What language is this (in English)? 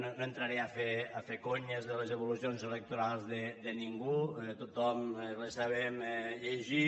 Catalan